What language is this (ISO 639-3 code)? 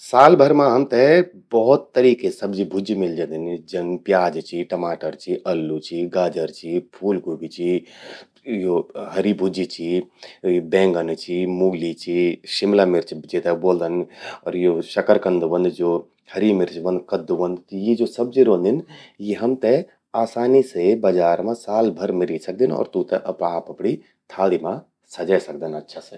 gbm